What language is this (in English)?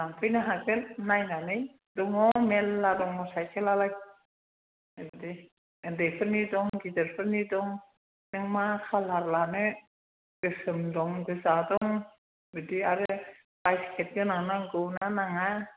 Bodo